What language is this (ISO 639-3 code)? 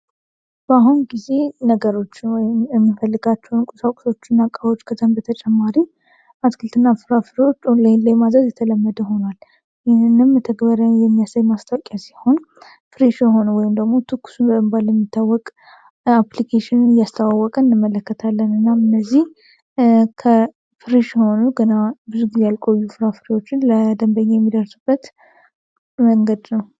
amh